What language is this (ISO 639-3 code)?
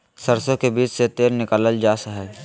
mag